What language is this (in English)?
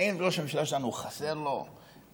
Hebrew